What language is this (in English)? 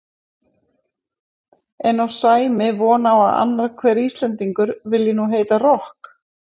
Icelandic